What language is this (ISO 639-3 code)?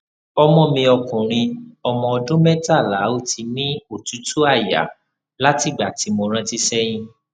yor